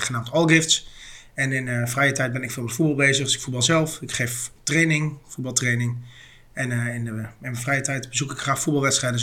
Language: Dutch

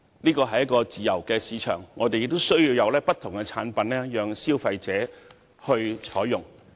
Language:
Cantonese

